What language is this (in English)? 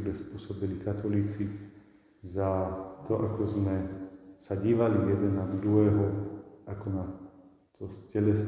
Czech